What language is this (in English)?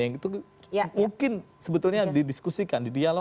Indonesian